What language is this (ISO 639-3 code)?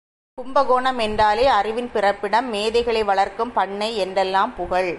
tam